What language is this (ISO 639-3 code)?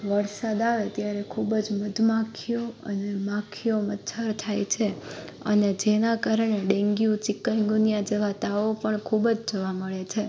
guj